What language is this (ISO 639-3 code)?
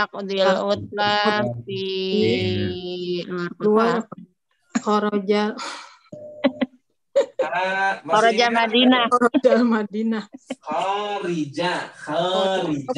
ind